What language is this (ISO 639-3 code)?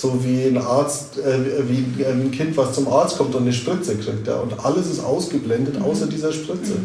deu